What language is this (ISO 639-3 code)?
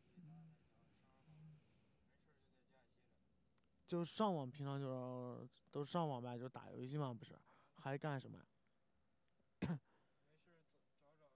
zho